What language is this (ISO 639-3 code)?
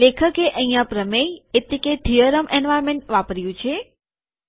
guj